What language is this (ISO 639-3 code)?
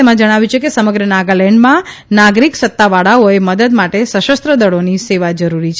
guj